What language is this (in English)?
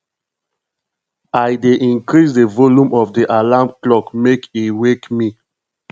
Nigerian Pidgin